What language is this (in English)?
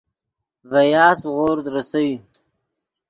Yidgha